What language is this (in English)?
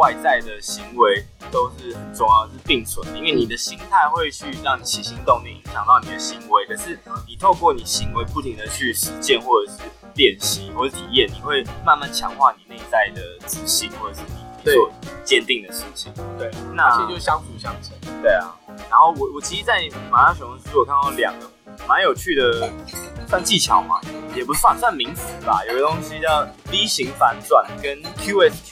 Chinese